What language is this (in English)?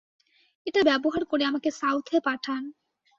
Bangla